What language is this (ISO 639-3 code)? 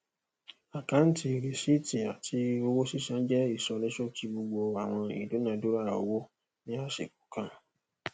yor